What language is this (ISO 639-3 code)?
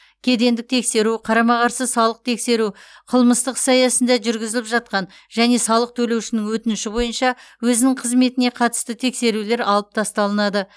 kaz